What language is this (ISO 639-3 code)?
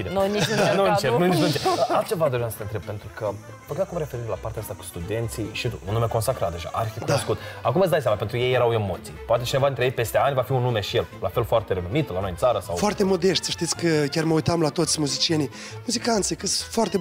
ron